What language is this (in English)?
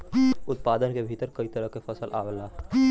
Bhojpuri